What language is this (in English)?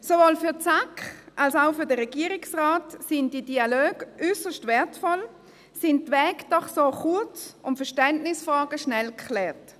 Swiss German